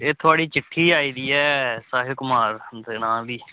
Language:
Dogri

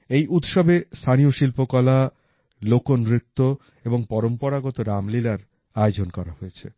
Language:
Bangla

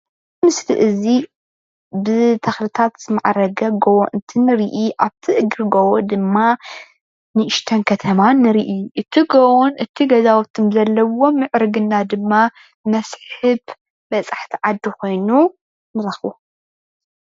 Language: Tigrinya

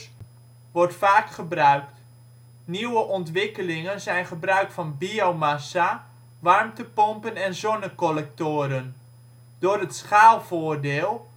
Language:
Dutch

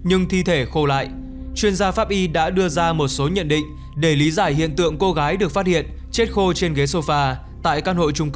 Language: Vietnamese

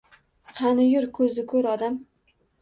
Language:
Uzbek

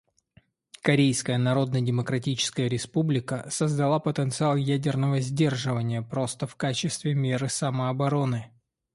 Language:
Russian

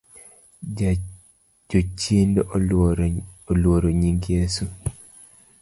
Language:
Luo (Kenya and Tanzania)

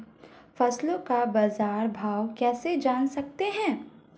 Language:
Hindi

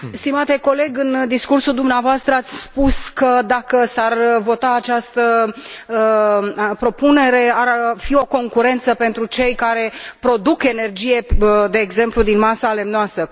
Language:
Romanian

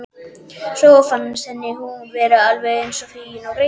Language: Icelandic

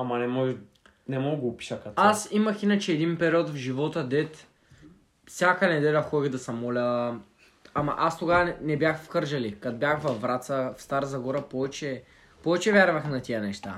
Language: Bulgarian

